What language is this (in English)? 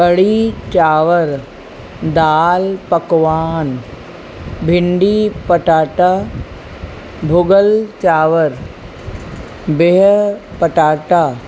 Sindhi